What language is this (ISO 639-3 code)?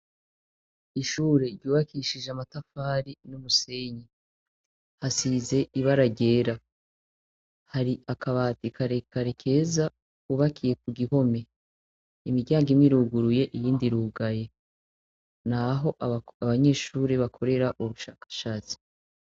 run